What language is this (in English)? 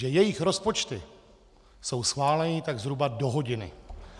Czech